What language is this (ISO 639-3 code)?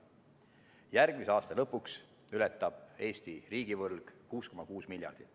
est